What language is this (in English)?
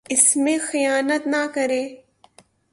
Urdu